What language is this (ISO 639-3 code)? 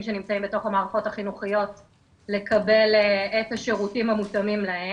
heb